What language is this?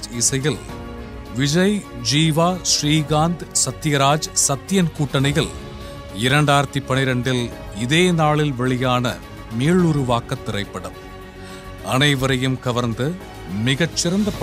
Tamil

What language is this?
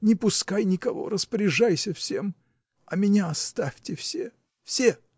Russian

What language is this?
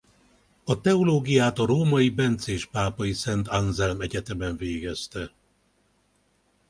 Hungarian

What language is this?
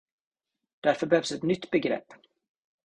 Swedish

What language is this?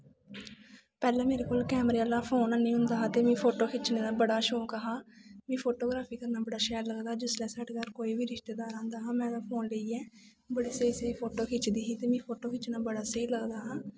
Dogri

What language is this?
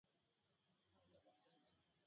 Swahili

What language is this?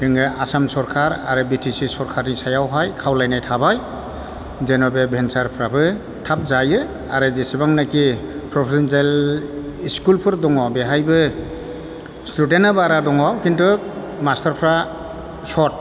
Bodo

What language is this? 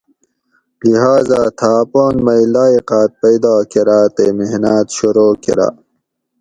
Gawri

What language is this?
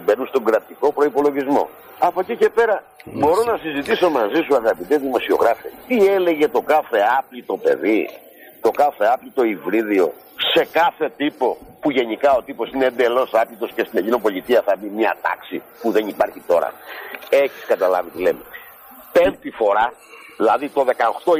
Greek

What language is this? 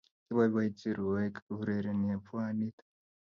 Kalenjin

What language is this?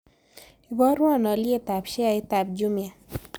Kalenjin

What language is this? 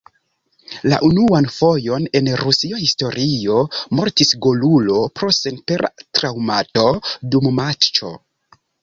Esperanto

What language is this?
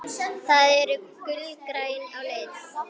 Icelandic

